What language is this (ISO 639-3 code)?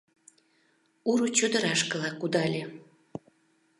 chm